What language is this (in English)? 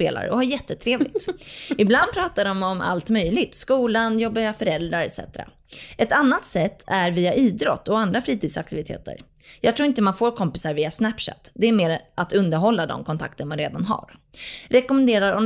Swedish